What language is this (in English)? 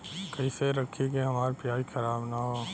Bhojpuri